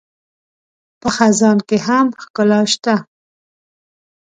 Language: Pashto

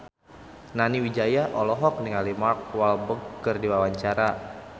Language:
Sundanese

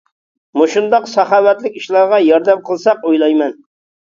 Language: Uyghur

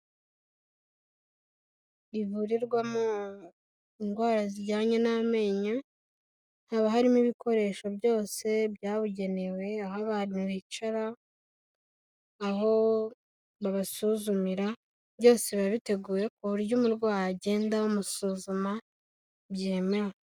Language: Kinyarwanda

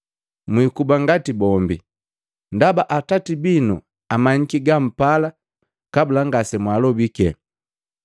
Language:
Matengo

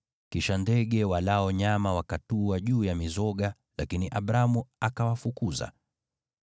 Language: Swahili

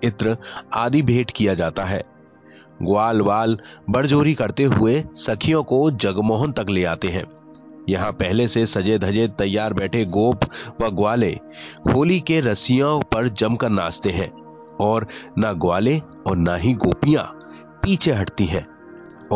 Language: Hindi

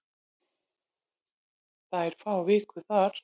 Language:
Icelandic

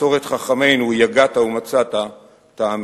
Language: Hebrew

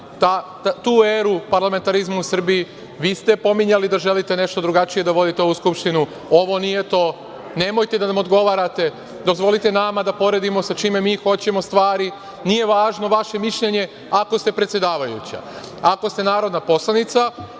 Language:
Serbian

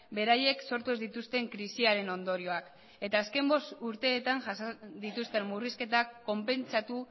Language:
Basque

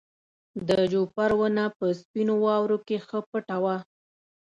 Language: Pashto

